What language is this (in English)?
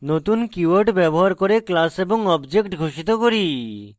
Bangla